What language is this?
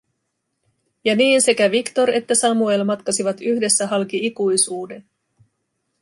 Finnish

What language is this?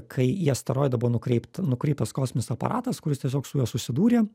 Lithuanian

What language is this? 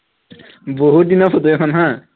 Assamese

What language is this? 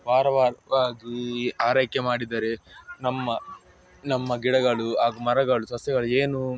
Kannada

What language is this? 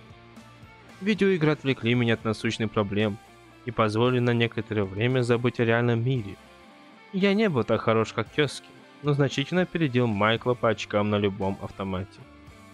Russian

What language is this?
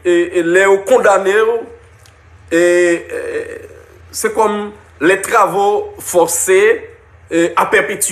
French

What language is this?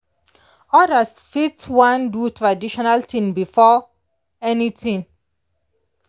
Nigerian Pidgin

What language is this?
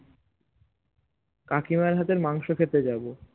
Bangla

